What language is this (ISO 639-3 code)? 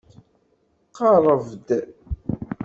kab